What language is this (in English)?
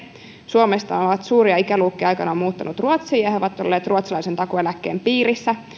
Finnish